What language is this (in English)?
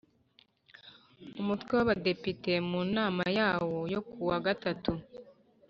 Kinyarwanda